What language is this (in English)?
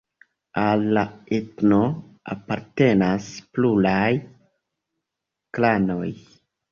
Esperanto